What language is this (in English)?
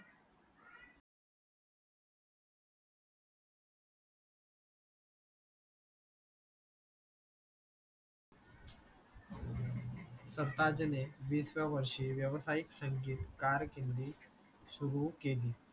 Marathi